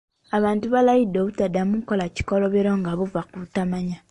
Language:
Ganda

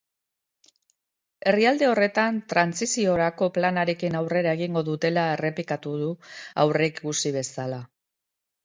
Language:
Basque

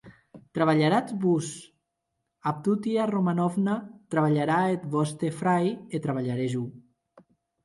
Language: Occitan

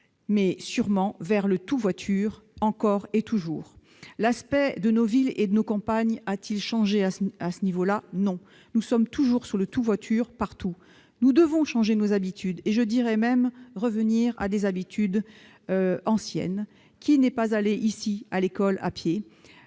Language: French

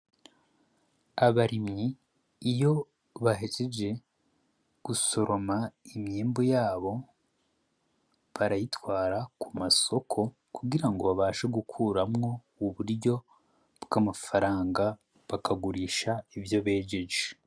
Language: Rundi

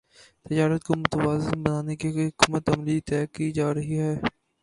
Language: Urdu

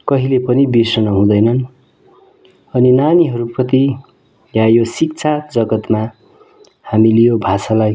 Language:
Nepali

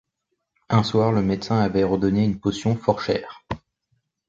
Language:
French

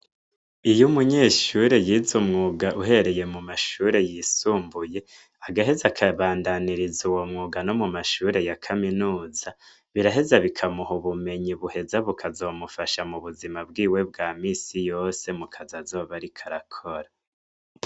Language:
Rundi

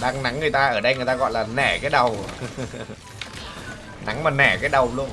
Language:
Vietnamese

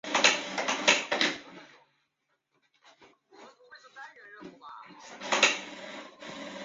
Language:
Chinese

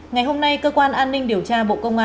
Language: Vietnamese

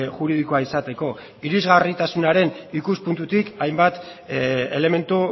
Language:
Basque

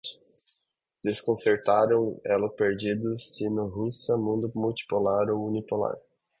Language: Portuguese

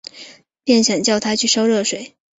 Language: Chinese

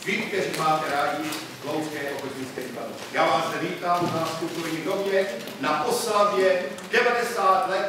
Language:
Czech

